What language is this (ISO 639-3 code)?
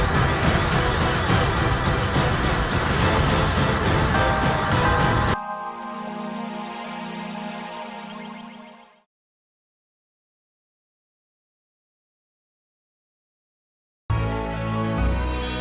ind